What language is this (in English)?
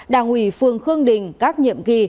Vietnamese